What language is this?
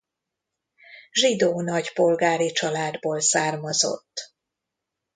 Hungarian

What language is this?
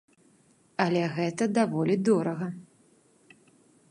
Belarusian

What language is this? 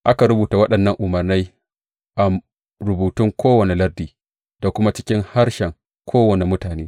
Hausa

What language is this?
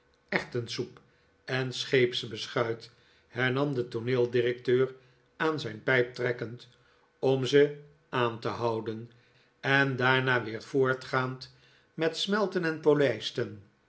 Dutch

